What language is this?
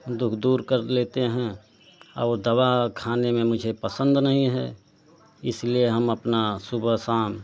Hindi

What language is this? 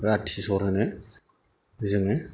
Bodo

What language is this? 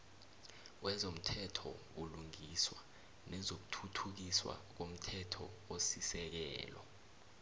South Ndebele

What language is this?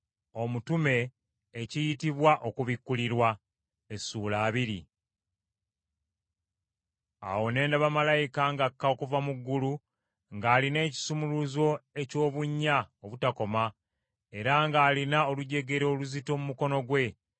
Ganda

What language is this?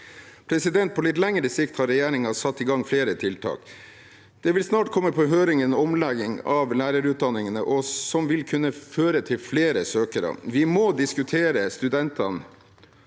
Norwegian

